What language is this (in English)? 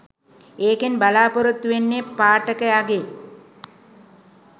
Sinhala